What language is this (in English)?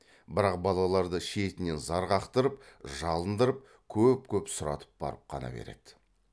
Kazakh